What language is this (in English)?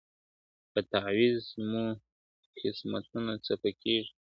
Pashto